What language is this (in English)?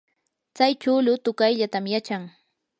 Yanahuanca Pasco Quechua